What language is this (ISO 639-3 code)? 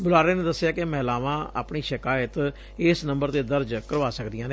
pan